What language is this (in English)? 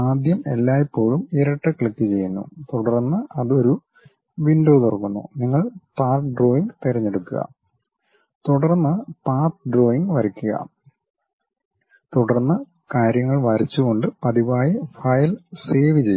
Malayalam